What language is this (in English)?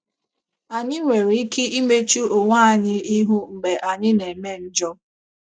Igbo